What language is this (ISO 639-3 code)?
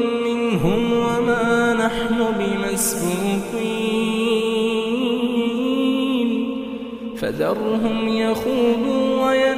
ara